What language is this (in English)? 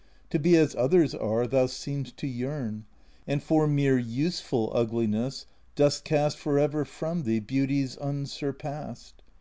English